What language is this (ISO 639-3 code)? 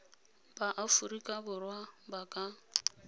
tsn